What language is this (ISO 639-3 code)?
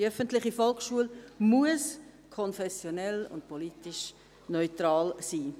gsw